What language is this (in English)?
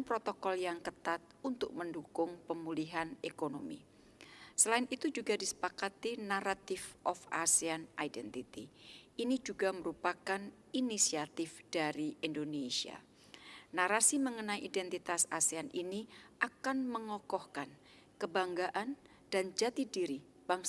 Indonesian